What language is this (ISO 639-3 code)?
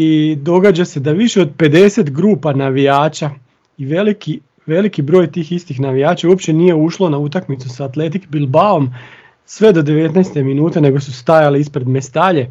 hrv